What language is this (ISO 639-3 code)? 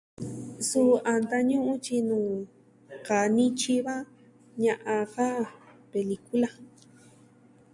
meh